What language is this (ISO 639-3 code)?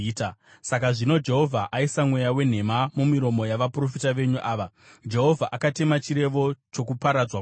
sna